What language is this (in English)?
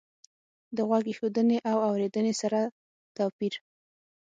Pashto